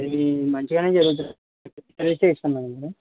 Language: Telugu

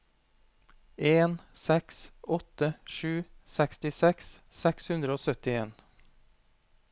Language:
Norwegian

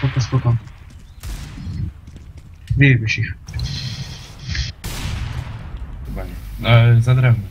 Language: Polish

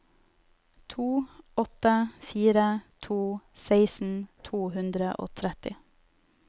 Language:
Norwegian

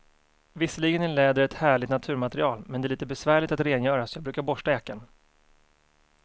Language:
Swedish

